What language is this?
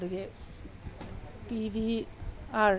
Manipuri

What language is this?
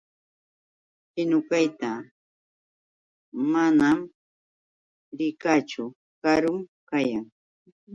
Yauyos Quechua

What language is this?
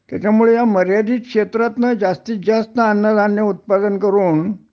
Marathi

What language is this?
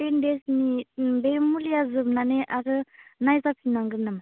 Bodo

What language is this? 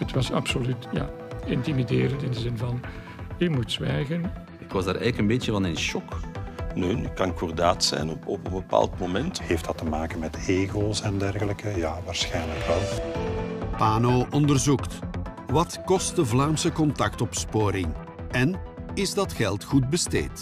Dutch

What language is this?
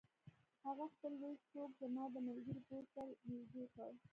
Pashto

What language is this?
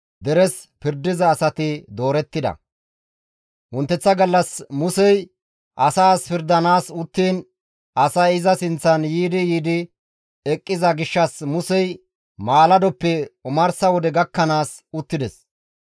Gamo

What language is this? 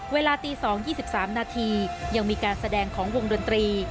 Thai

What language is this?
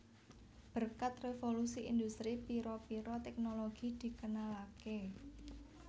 Javanese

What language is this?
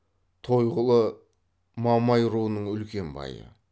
Kazakh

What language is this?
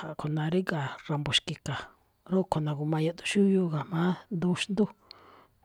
Malinaltepec Me'phaa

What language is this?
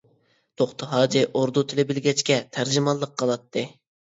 Uyghur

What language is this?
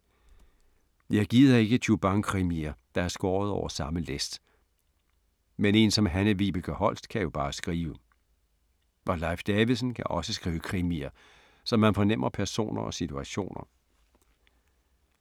Danish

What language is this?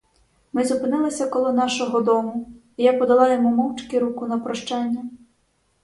Ukrainian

